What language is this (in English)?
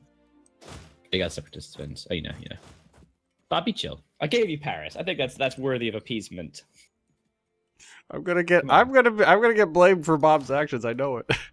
English